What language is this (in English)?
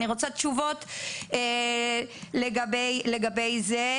Hebrew